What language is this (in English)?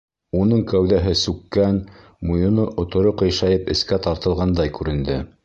Bashkir